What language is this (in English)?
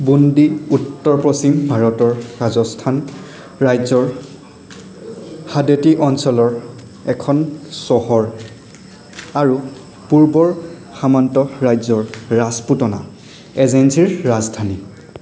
Assamese